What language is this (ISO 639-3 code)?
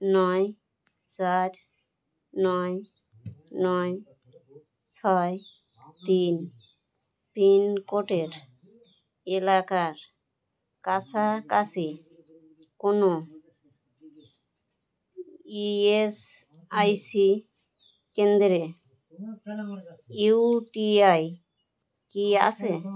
ben